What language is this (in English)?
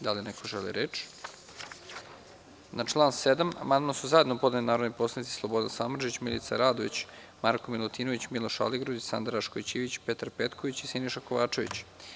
Serbian